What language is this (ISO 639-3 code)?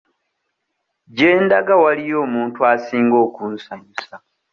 lug